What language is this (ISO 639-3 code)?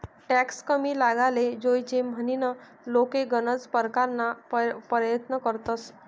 mar